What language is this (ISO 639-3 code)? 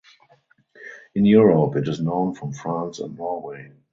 eng